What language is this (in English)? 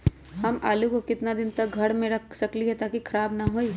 Magahi